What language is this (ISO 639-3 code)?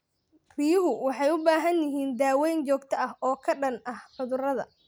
som